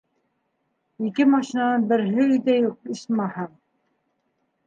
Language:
Bashkir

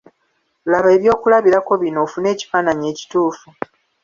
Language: Ganda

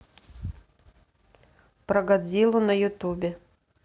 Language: Russian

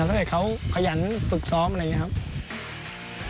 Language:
Thai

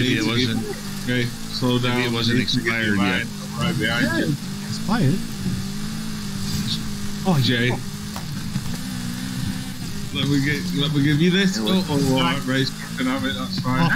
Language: English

